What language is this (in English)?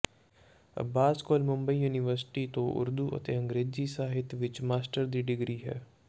Punjabi